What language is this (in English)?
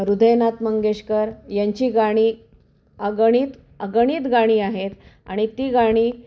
Marathi